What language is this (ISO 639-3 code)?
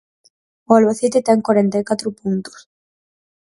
glg